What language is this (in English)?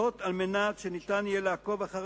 Hebrew